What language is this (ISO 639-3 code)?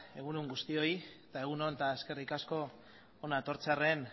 eus